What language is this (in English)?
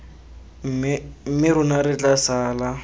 Tswana